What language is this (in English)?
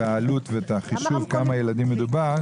Hebrew